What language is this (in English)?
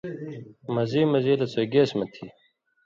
Indus Kohistani